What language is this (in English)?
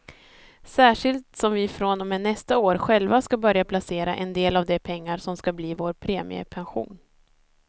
Swedish